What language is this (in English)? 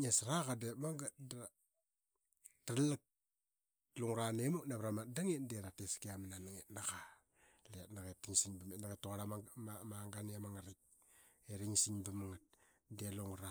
Qaqet